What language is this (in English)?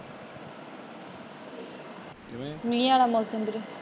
Punjabi